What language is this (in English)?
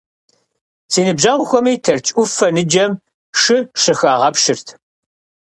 Kabardian